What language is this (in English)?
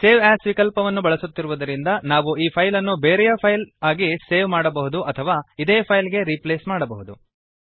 Kannada